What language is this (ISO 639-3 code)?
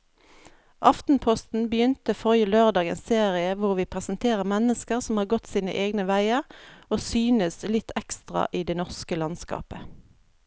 nor